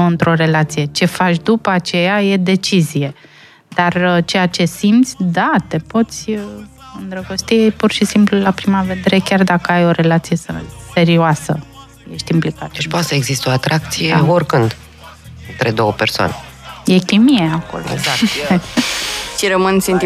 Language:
Romanian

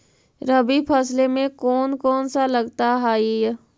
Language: Magahi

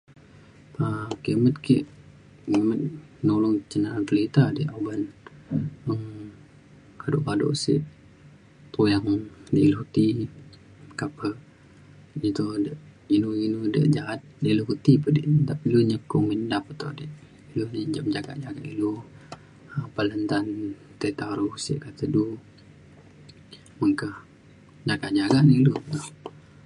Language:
Mainstream Kenyah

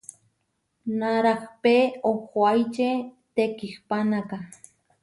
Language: Huarijio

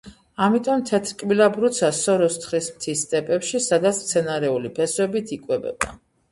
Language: Georgian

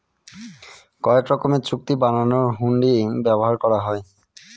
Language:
Bangla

